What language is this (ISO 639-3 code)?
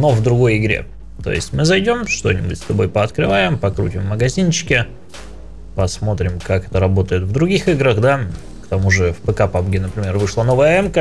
rus